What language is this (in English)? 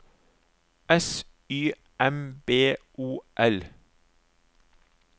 Norwegian